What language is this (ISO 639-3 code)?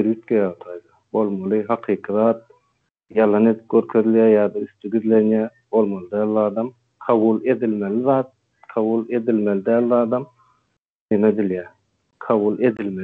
tur